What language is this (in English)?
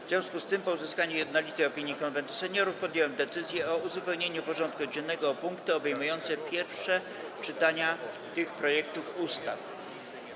Polish